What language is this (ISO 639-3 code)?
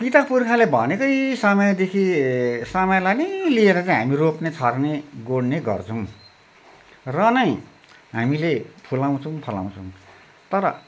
nep